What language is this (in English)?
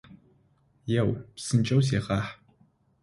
Adyghe